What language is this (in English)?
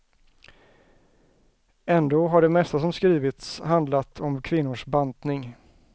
Swedish